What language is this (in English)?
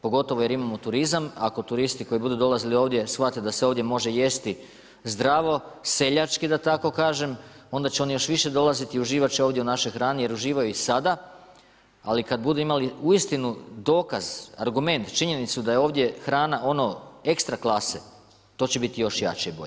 Croatian